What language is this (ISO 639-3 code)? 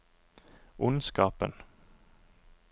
nor